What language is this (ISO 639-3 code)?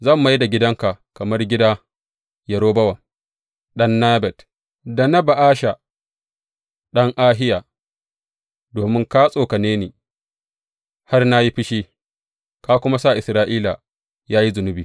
hau